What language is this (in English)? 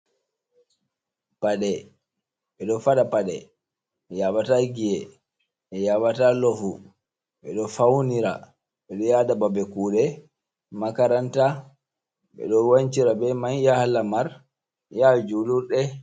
Fula